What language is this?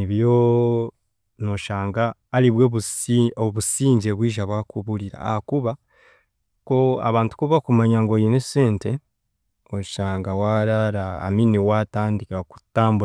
Chiga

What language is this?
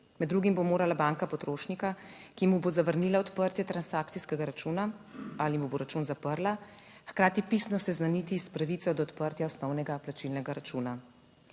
Slovenian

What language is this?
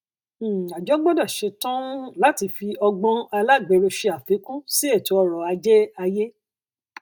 Yoruba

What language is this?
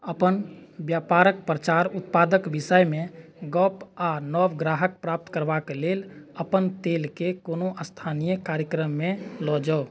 Maithili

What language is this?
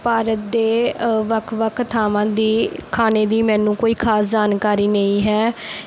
Punjabi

